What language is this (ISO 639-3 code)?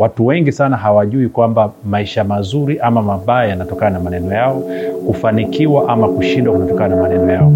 swa